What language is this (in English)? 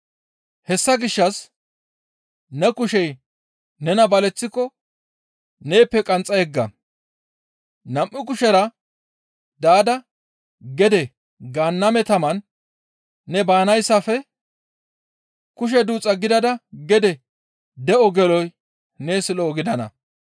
Gamo